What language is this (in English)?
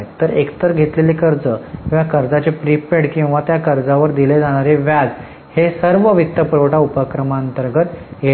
Marathi